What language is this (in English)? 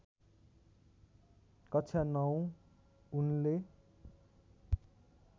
Nepali